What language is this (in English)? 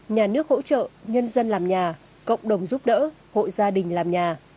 Vietnamese